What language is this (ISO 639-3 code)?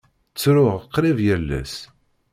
kab